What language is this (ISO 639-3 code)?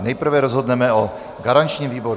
ces